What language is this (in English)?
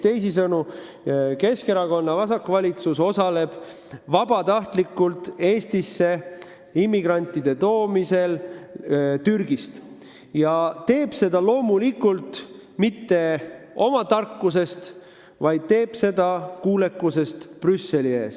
Estonian